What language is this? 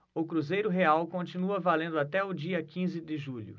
Portuguese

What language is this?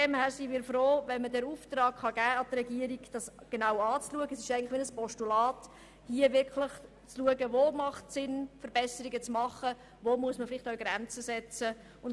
Swiss German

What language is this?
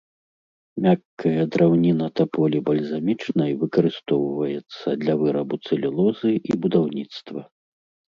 Belarusian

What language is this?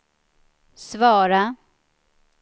Swedish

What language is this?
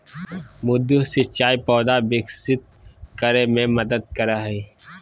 Magahi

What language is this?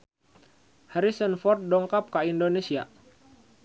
Sundanese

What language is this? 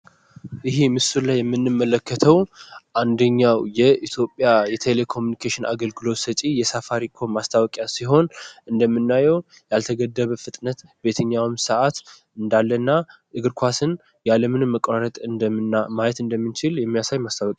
Amharic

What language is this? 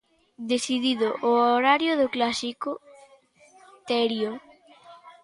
Galician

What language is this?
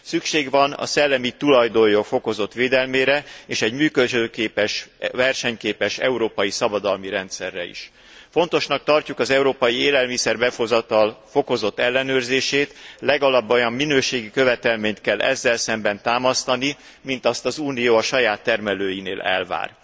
Hungarian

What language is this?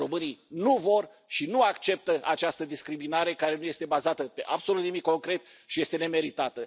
Romanian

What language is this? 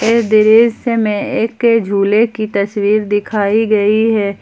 Hindi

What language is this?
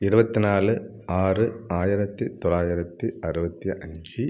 Tamil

